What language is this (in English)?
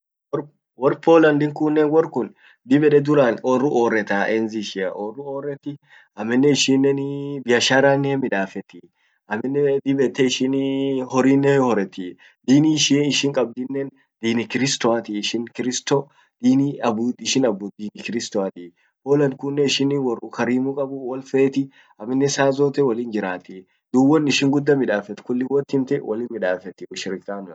Orma